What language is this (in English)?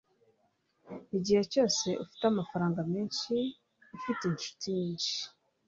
Kinyarwanda